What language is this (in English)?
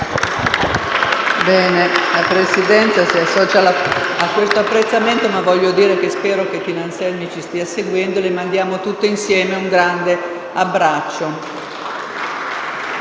Italian